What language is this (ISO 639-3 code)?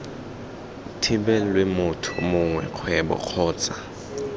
tsn